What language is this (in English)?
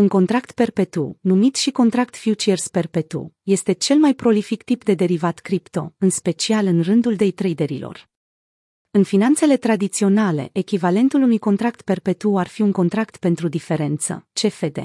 Romanian